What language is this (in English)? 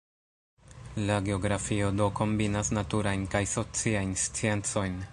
Esperanto